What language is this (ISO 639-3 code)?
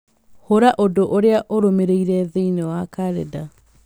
kik